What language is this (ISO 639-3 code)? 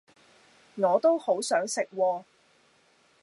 yue